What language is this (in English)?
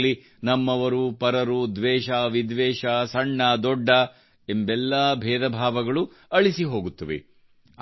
Kannada